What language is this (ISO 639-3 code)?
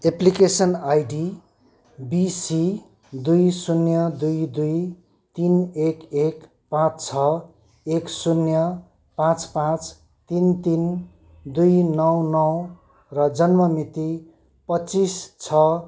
nep